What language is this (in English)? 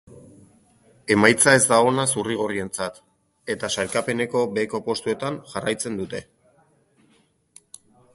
Basque